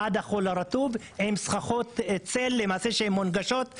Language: Hebrew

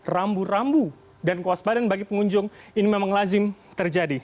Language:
Indonesian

